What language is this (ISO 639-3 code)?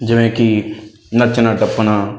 pan